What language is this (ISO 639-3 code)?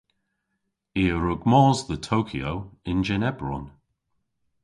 cor